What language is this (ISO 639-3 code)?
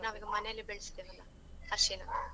kan